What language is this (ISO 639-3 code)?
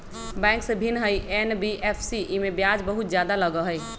mag